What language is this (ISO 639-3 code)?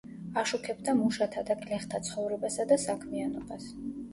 kat